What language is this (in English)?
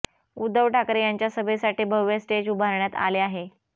Marathi